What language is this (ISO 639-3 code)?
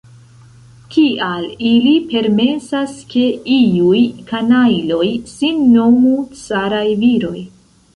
epo